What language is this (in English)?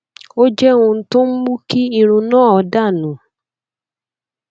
Yoruba